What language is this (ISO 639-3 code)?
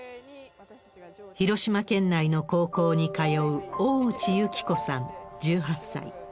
jpn